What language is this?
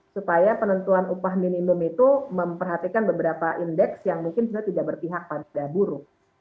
Indonesian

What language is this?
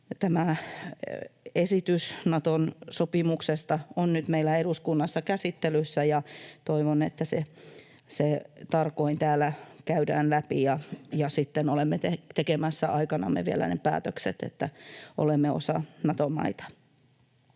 Finnish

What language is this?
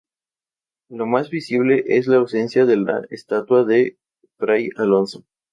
Spanish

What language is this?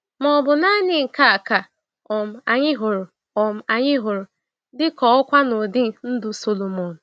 Igbo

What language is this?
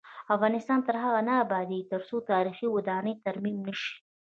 Pashto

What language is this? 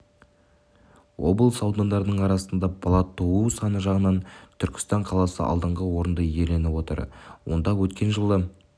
Kazakh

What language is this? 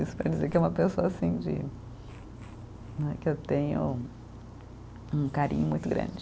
Portuguese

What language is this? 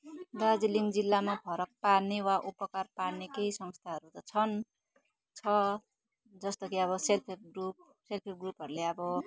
Nepali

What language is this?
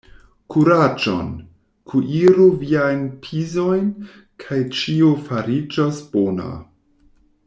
Esperanto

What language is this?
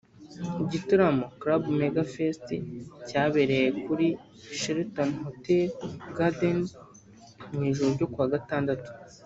Kinyarwanda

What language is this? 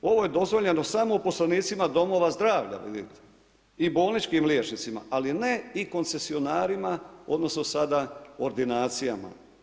Croatian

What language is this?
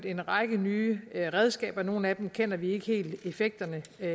Danish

